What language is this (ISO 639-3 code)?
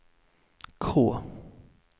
swe